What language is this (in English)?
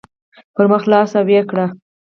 Pashto